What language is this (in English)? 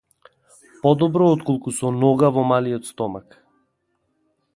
Macedonian